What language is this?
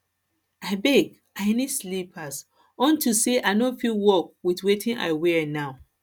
Nigerian Pidgin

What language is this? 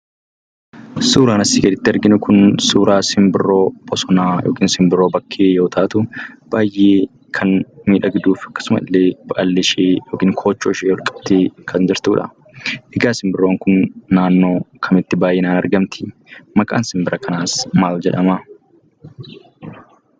Oromo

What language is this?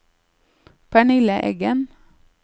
Norwegian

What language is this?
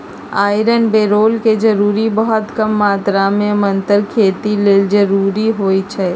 Magahi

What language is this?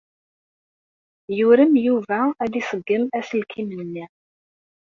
Kabyle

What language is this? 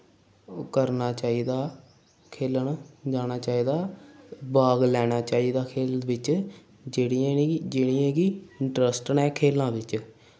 Dogri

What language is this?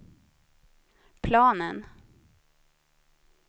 Swedish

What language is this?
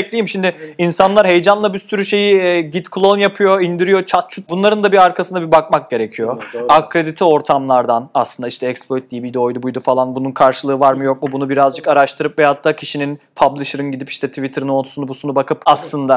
Turkish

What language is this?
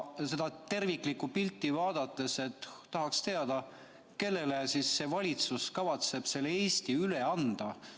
Estonian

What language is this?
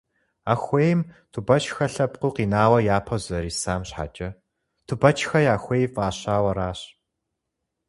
Kabardian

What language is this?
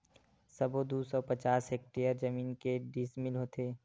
Chhattisgarhi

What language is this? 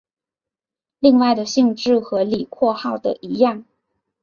Chinese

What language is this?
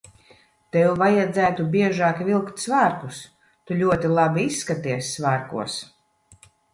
Latvian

